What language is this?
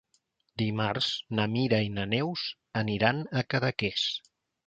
Catalan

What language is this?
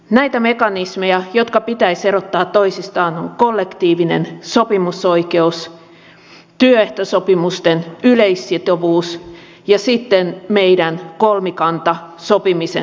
Finnish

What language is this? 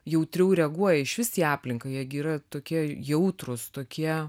Lithuanian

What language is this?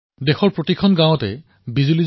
Assamese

